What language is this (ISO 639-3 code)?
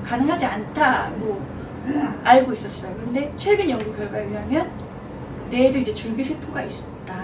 kor